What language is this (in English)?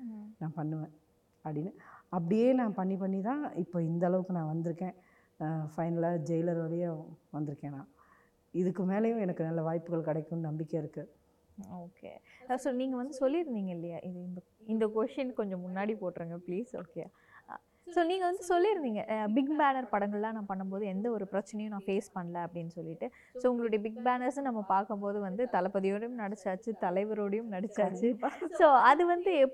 Tamil